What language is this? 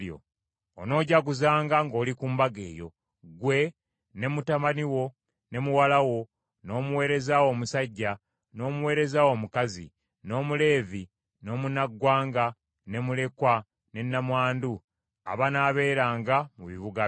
Ganda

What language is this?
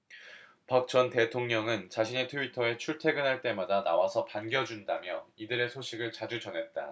Korean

